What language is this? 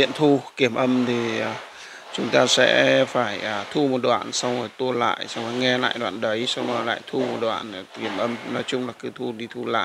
Vietnamese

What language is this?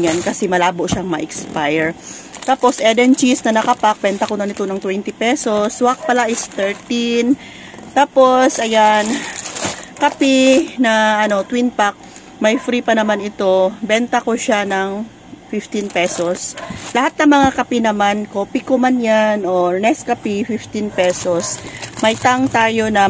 Filipino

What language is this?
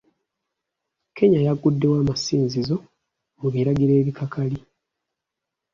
Ganda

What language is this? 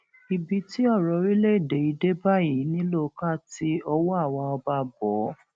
Yoruba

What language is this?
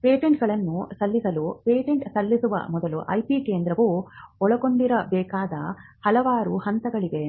Kannada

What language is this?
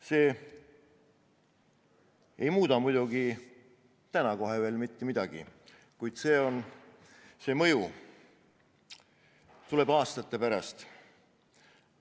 Estonian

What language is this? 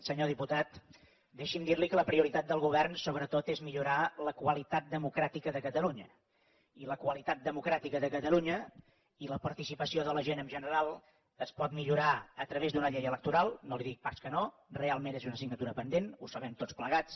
Catalan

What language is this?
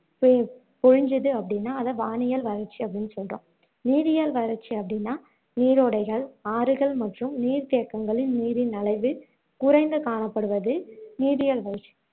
Tamil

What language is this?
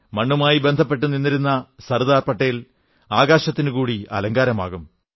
Malayalam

